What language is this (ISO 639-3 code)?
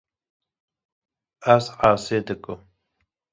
kur